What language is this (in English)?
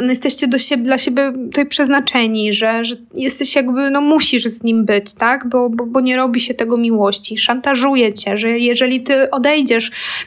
Polish